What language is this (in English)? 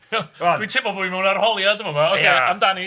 Welsh